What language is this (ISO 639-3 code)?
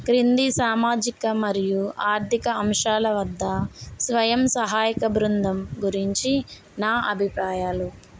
tel